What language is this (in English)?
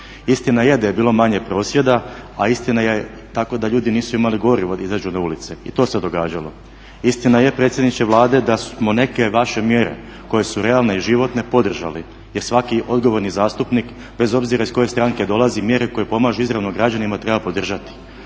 Croatian